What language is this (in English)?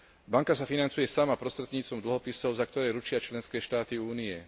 Slovak